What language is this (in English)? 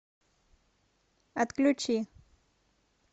Russian